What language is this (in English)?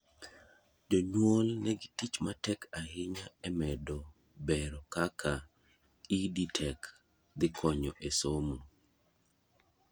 Luo (Kenya and Tanzania)